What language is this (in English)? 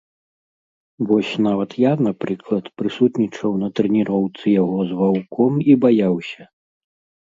Belarusian